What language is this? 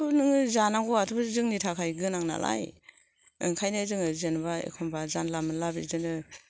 Bodo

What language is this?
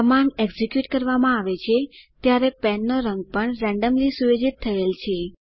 Gujarati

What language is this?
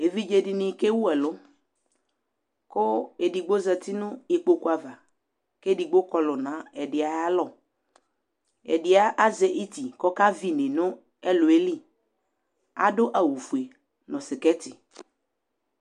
Ikposo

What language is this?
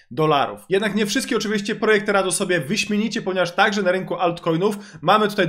Polish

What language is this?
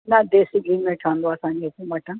Sindhi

